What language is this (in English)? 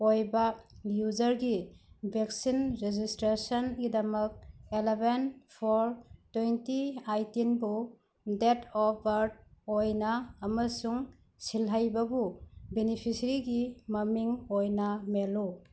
Manipuri